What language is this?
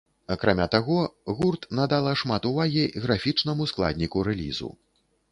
Belarusian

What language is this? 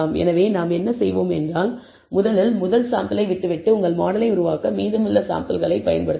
Tamil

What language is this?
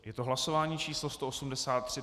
Czech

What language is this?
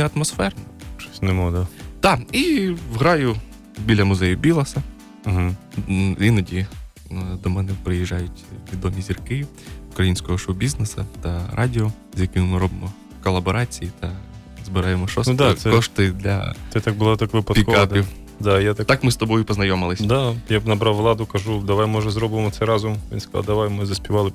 Ukrainian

